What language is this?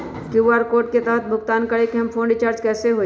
Magahi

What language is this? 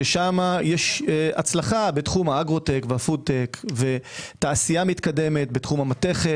Hebrew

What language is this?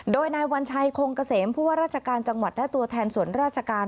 Thai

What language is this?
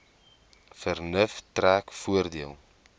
Afrikaans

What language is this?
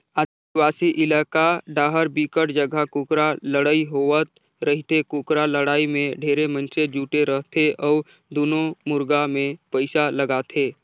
Chhattisgarhi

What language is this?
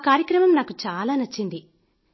Telugu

